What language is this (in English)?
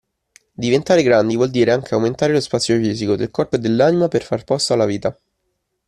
Italian